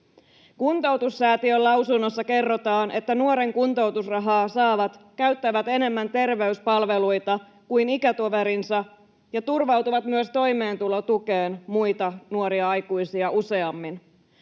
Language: Finnish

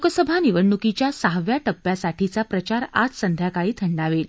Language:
Marathi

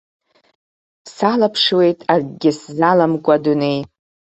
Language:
Abkhazian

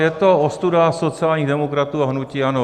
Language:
Czech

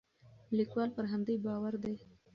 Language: Pashto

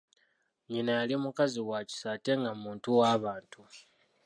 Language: Ganda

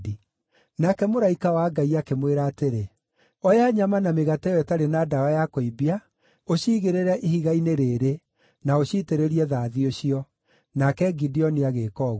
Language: Kikuyu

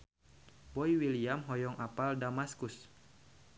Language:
Sundanese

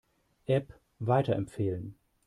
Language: German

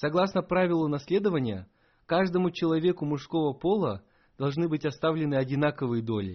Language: Russian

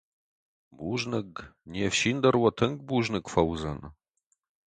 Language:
Ossetic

